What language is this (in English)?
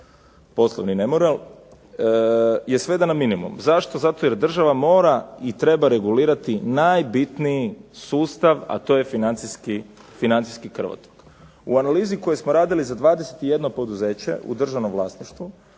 Croatian